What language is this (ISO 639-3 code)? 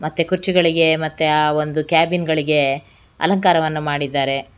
kan